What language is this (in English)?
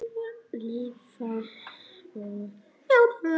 Icelandic